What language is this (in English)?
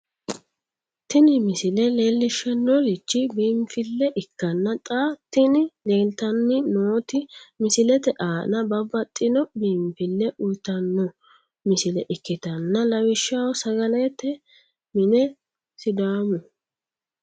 Sidamo